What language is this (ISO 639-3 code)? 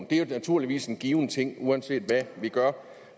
dan